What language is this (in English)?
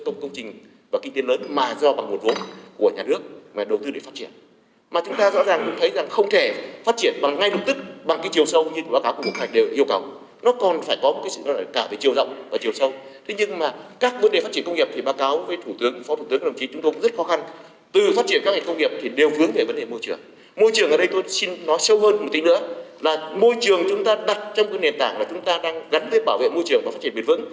Vietnamese